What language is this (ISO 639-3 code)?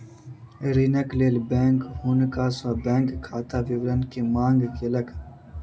mai